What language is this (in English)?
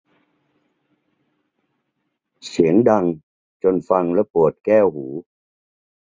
Thai